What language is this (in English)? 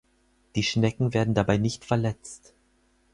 German